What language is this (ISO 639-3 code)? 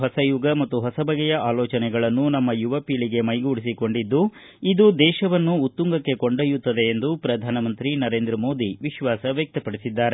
kan